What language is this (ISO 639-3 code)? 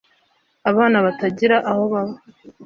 kin